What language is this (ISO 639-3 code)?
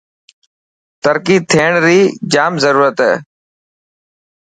mki